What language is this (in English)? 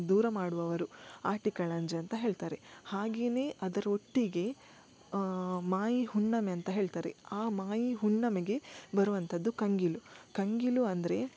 Kannada